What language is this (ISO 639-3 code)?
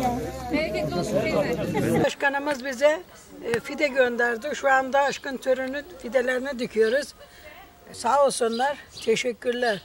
tur